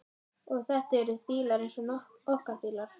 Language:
Icelandic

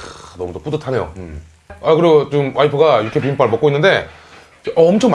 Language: Korean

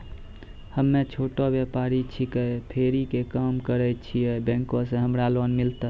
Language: Maithili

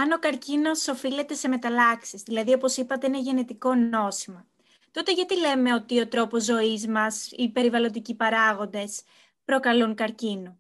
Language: Greek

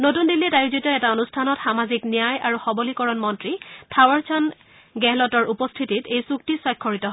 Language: Assamese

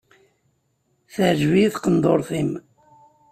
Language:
Kabyle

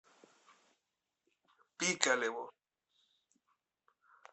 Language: Russian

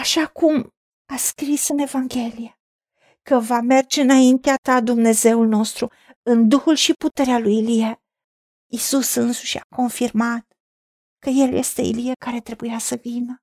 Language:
Romanian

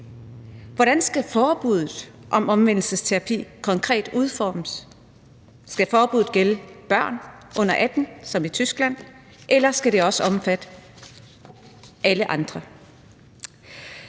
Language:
Danish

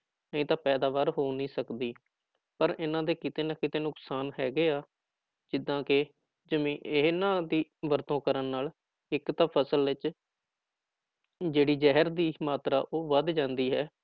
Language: Punjabi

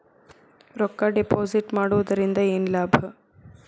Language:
Kannada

